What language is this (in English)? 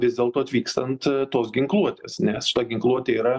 Lithuanian